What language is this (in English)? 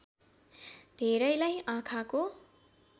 Nepali